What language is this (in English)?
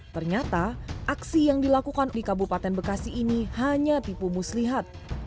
Indonesian